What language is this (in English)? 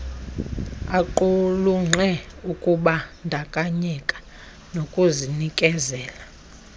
Xhosa